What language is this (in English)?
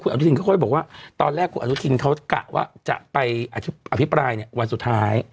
Thai